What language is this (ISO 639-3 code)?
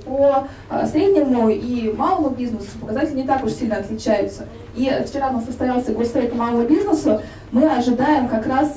rus